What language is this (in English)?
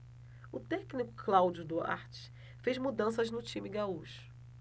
Portuguese